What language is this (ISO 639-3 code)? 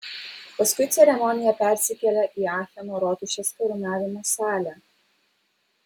lit